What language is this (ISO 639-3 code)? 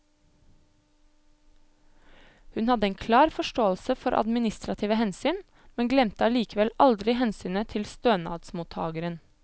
nor